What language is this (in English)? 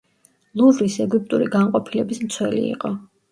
Georgian